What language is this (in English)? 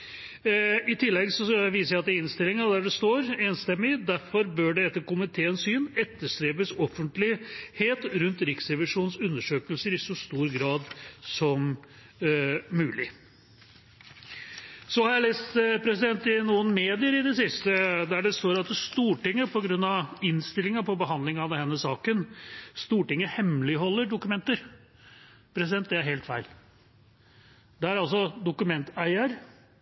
Norwegian Bokmål